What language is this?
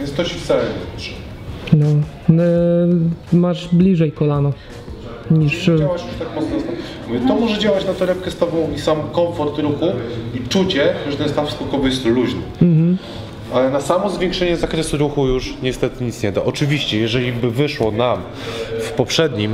Polish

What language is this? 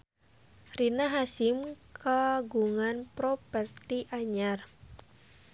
Sundanese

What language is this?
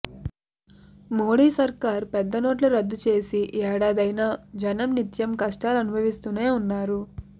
Telugu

